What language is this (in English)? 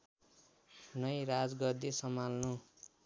Nepali